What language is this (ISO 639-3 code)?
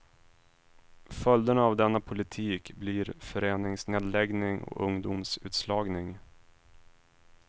swe